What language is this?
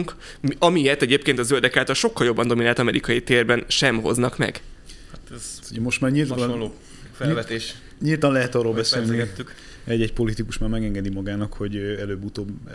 Hungarian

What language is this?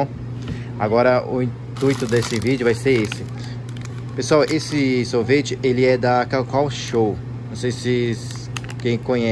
Portuguese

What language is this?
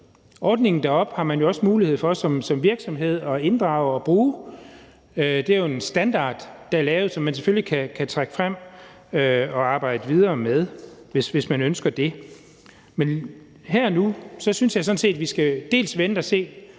Danish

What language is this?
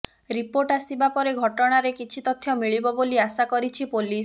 Odia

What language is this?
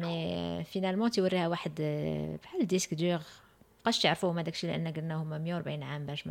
Arabic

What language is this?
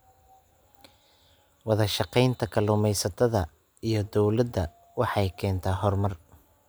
Somali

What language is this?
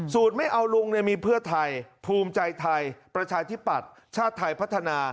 Thai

